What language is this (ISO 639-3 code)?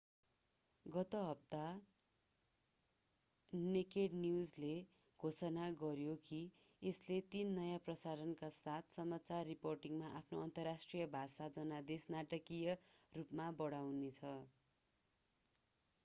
nep